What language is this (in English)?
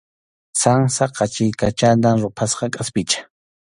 Arequipa-La Unión Quechua